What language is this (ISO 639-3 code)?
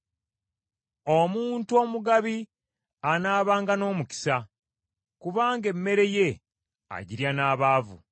lug